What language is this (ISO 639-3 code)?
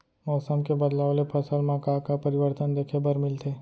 hne